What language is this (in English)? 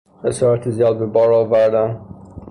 Persian